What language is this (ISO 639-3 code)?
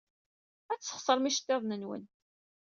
kab